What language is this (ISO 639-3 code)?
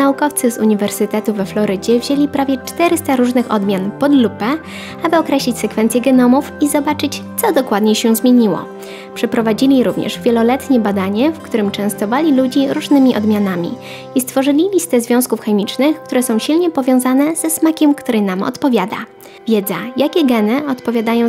pol